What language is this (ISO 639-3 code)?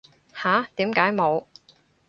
yue